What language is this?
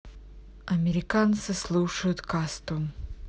Russian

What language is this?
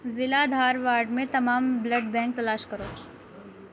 Urdu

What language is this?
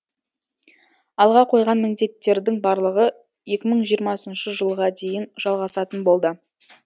Kazakh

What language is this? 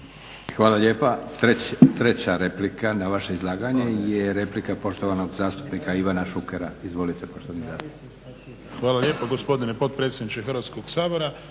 Croatian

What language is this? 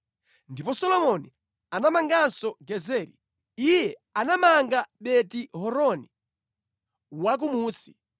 Nyanja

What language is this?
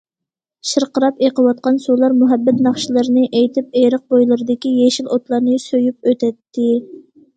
Uyghur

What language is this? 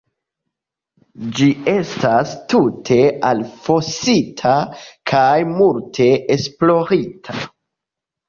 Esperanto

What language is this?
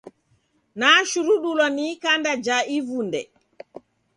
Taita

